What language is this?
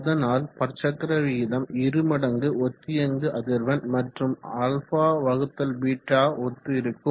Tamil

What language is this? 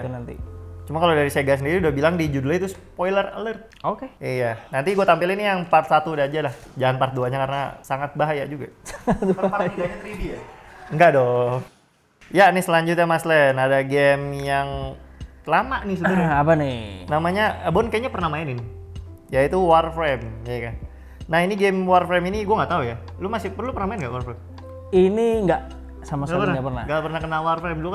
Indonesian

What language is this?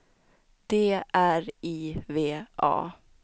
Swedish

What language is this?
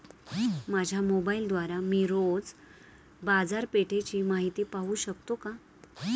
Marathi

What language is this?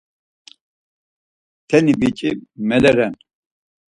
Laz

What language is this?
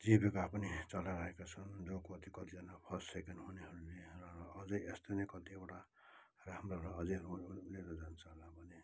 Nepali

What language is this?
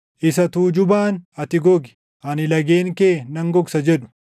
Oromo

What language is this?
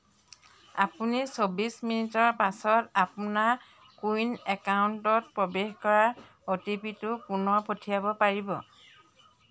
Assamese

